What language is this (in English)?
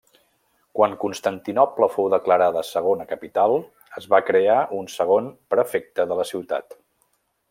Catalan